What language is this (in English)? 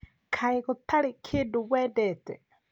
Kikuyu